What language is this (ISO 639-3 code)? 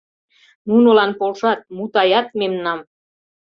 chm